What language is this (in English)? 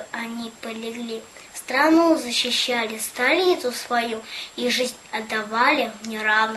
Russian